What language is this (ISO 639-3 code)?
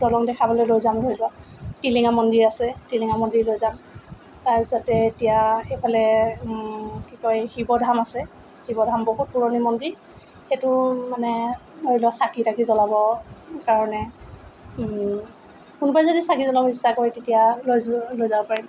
asm